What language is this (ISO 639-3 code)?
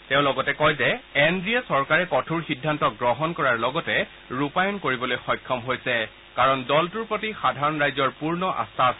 asm